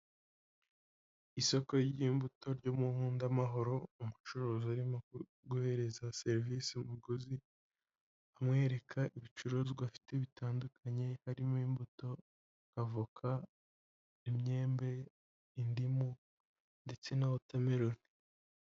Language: Kinyarwanda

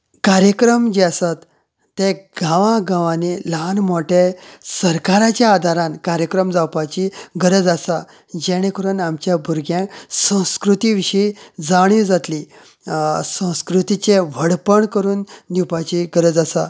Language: Konkani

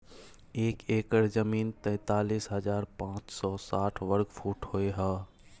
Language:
Maithili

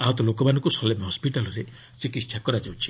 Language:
Odia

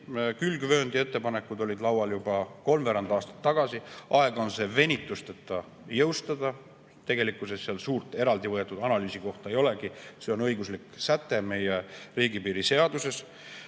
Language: Estonian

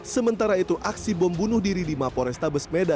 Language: Indonesian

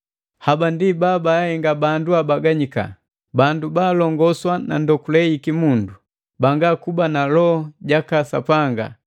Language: Matengo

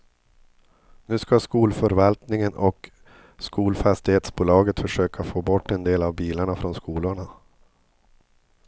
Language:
Swedish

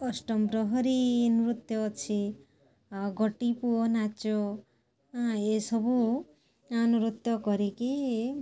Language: Odia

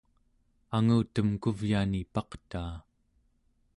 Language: Central Yupik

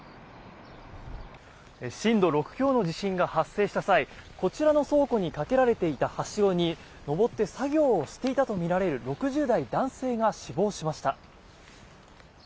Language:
Japanese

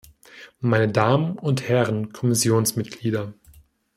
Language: German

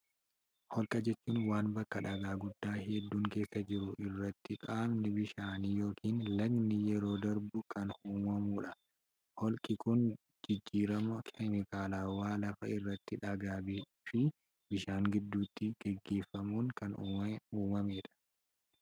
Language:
Oromo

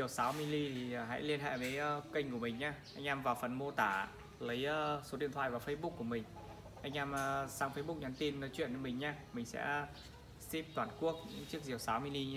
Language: Vietnamese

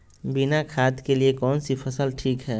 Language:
Magahi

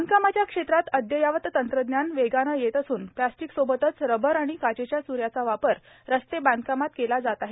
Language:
Marathi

